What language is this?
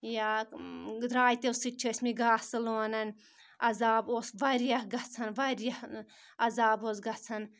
Kashmiri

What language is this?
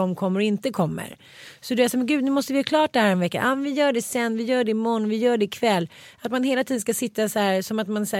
Swedish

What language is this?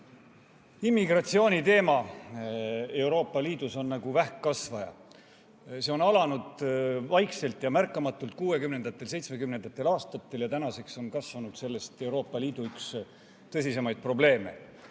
Estonian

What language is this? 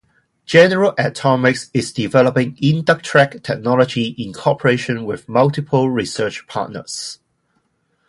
English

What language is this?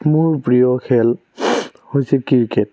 Assamese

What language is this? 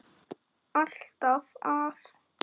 Icelandic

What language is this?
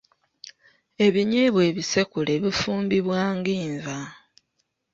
Ganda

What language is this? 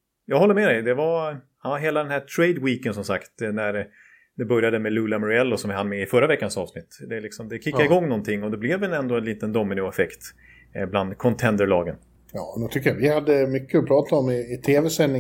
Swedish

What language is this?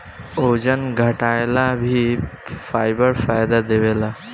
Bhojpuri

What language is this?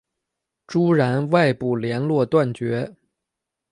Chinese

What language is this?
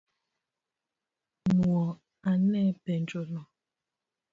Luo (Kenya and Tanzania)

